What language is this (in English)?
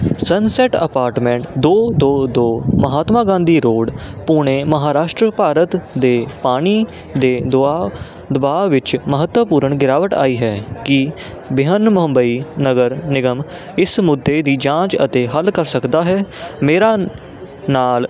Punjabi